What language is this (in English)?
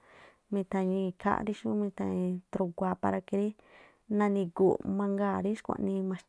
Tlacoapa Me'phaa